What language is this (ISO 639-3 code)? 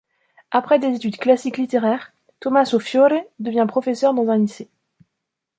fra